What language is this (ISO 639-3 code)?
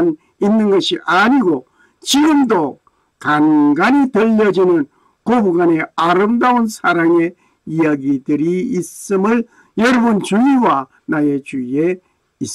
kor